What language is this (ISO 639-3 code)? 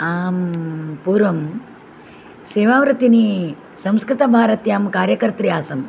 san